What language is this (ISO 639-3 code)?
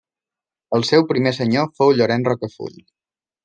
cat